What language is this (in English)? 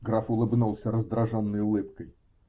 Russian